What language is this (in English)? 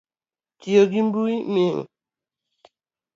Luo (Kenya and Tanzania)